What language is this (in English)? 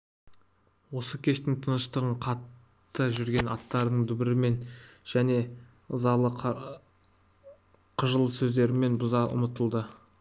Kazakh